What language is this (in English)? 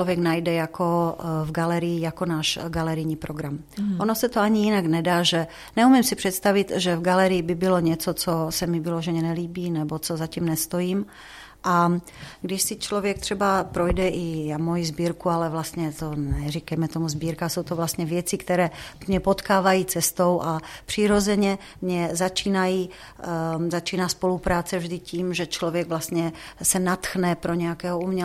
Czech